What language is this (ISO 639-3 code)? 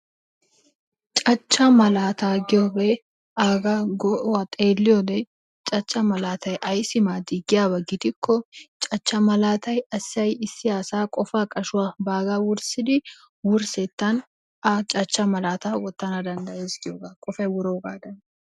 wal